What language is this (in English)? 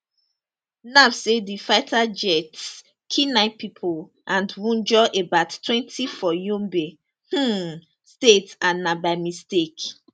Nigerian Pidgin